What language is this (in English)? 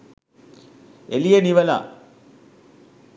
Sinhala